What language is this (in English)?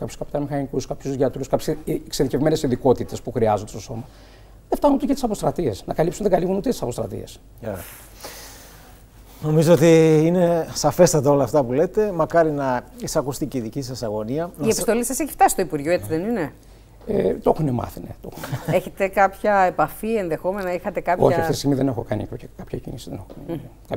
Greek